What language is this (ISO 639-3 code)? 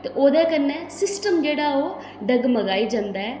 doi